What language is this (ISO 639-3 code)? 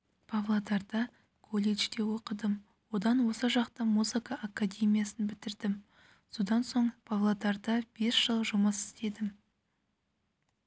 kaz